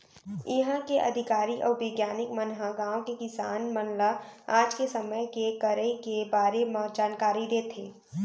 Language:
Chhattisgarhi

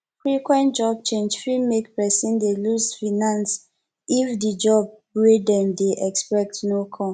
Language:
Nigerian Pidgin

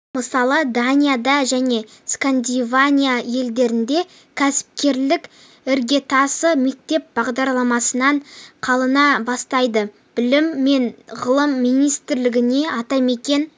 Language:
Kazakh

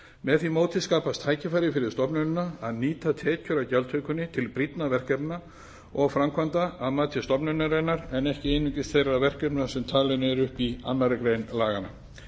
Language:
Icelandic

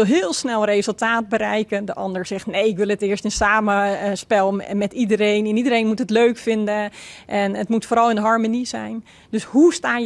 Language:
Dutch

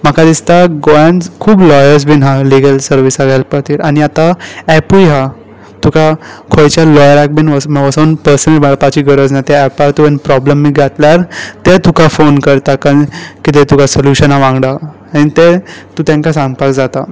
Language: Konkani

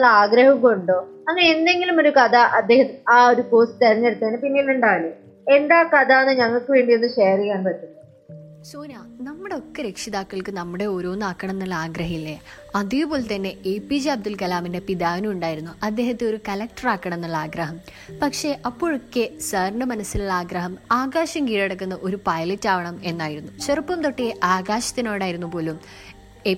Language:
Malayalam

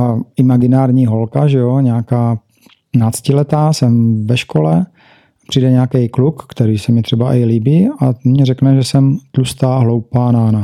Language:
Czech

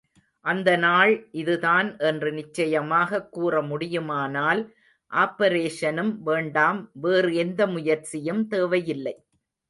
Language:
Tamil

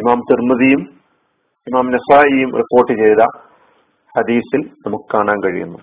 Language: Malayalam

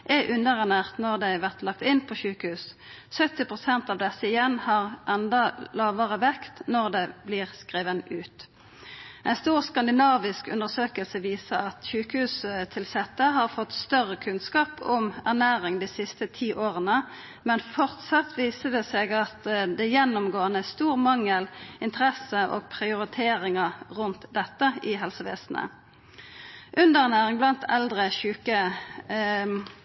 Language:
Norwegian Nynorsk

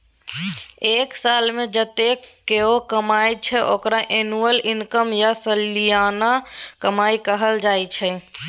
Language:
Maithili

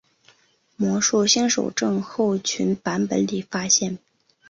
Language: Chinese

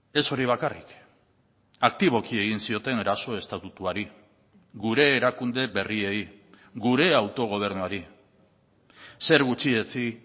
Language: Basque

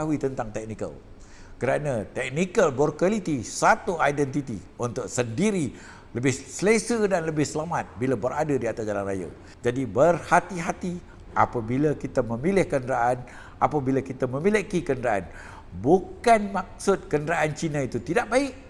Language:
Malay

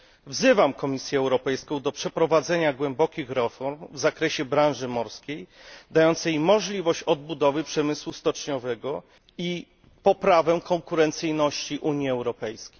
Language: Polish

